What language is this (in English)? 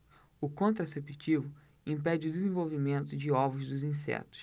Portuguese